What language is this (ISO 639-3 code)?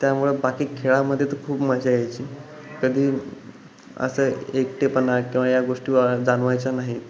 mar